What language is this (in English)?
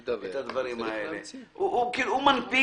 Hebrew